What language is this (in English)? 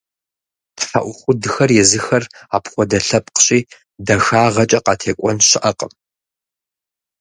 Kabardian